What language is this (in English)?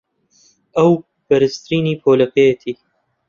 Central Kurdish